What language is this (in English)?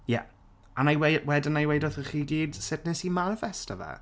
Welsh